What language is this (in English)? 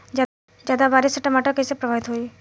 Bhojpuri